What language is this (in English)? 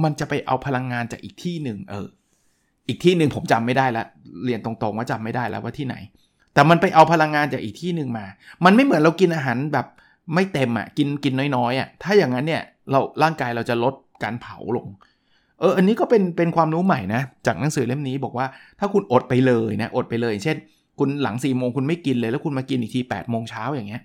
Thai